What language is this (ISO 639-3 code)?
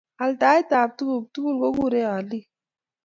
kln